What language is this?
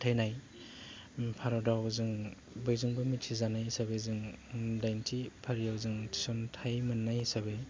Bodo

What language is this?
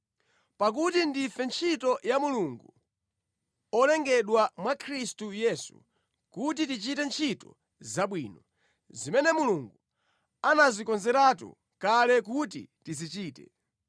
Nyanja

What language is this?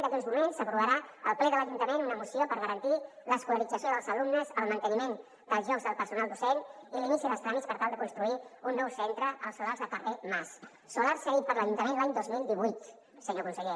Catalan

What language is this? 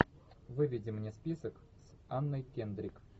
Russian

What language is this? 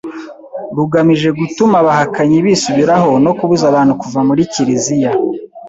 Kinyarwanda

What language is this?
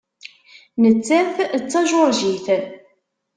Kabyle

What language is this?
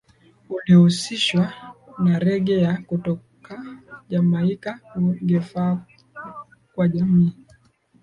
Swahili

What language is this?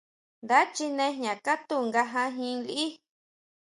Huautla Mazatec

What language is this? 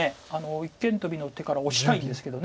Japanese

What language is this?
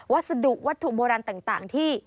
Thai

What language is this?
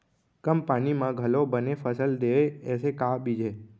Chhattisgarhi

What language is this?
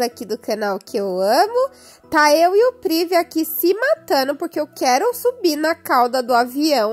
Portuguese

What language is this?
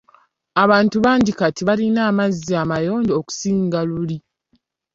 Ganda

